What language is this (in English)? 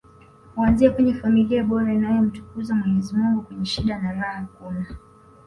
Swahili